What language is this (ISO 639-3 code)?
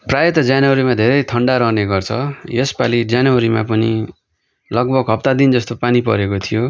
nep